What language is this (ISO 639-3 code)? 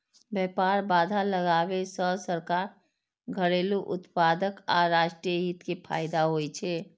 mai